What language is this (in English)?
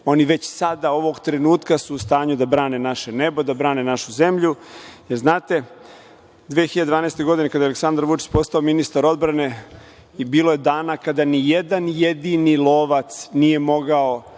Serbian